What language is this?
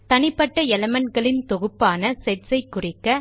Tamil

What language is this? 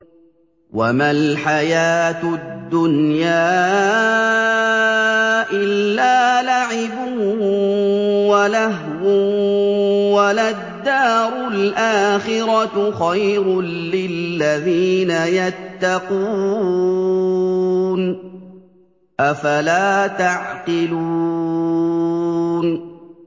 Arabic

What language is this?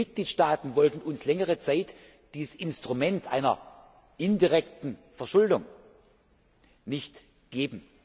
German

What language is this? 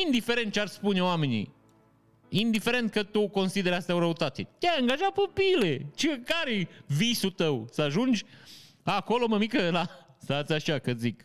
Romanian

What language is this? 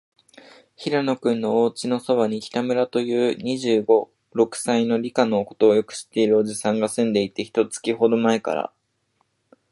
Japanese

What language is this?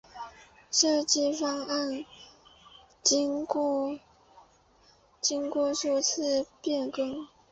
Chinese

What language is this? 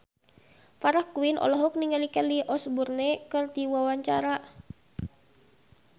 Sundanese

